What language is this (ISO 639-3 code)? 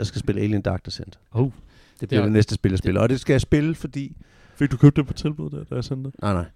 dan